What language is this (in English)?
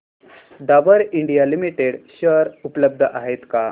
Marathi